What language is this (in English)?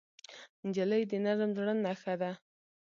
Pashto